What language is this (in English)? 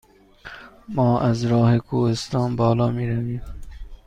Persian